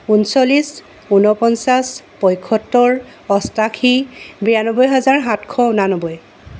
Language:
Assamese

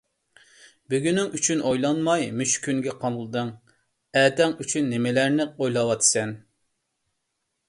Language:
Uyghur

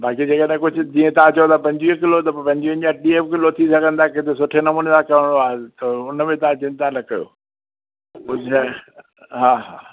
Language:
Sindhi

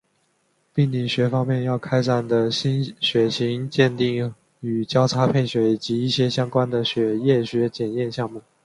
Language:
Chinese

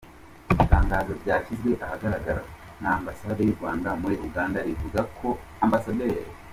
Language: Kinyarwanda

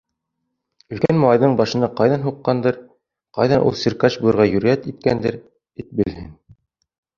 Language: Bashkir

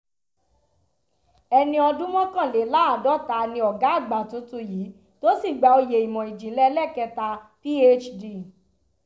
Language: Yoruba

